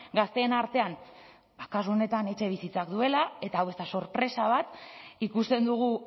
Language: Basque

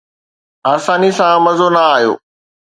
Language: Sindhi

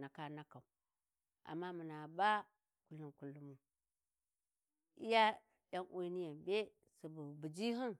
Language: Warji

